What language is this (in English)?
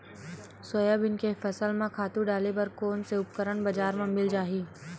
Chhattisgarhi